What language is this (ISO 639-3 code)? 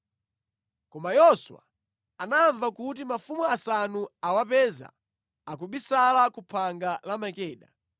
nya